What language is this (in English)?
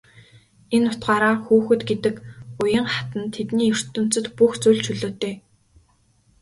Mongolian